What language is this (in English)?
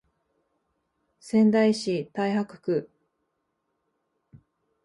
Japanese